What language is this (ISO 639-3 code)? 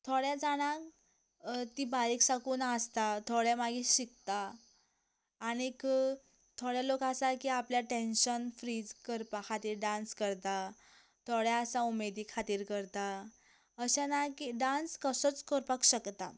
kok